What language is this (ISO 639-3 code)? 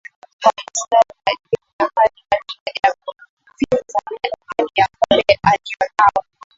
swa